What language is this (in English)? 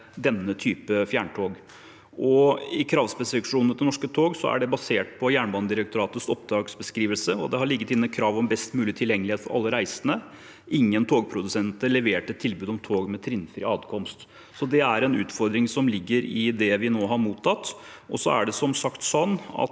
Norwegian